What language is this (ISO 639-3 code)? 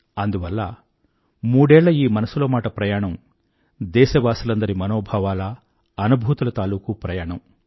tel